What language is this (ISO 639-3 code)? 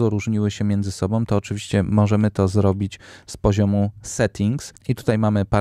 pol